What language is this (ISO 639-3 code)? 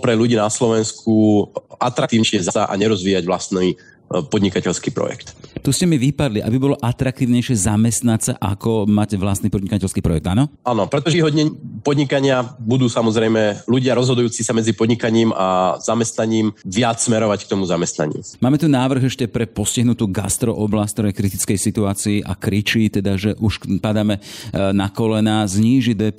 slk